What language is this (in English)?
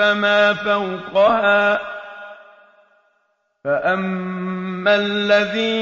Arabic